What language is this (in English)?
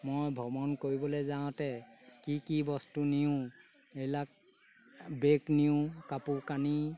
Assamese